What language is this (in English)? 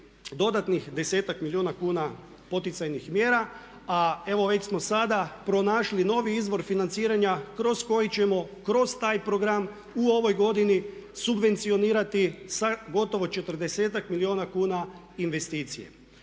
Croatian